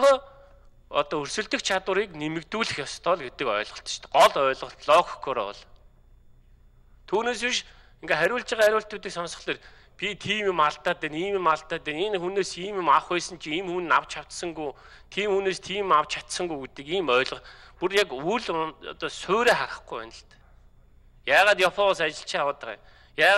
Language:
Russian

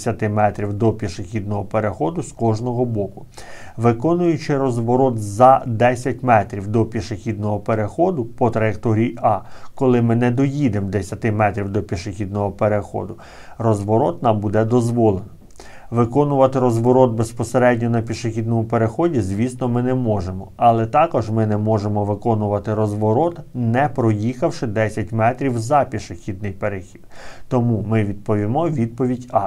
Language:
Ukrainian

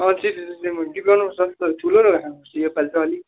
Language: Nepali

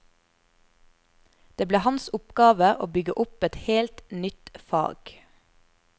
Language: Norwegian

